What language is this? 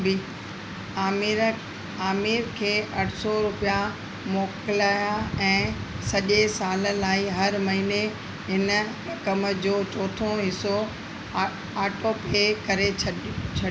Sindhi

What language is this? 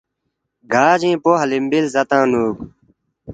Balti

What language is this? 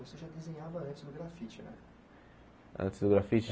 Portuguese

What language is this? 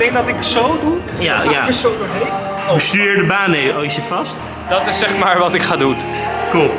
Dutch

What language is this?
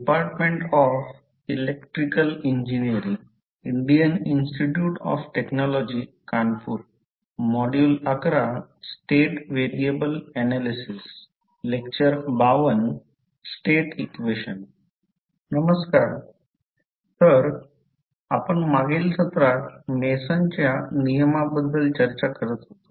Marathi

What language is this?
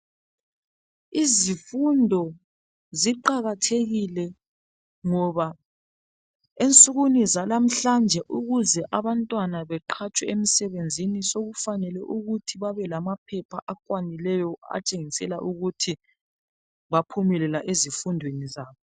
North Ndebele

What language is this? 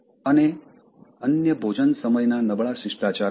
Gujarati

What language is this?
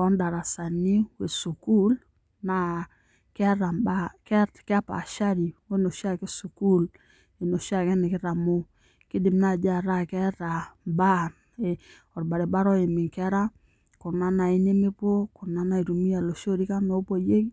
Masai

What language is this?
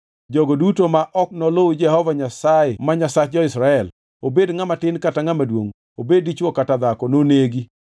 Luo (Kenya and Tanzania)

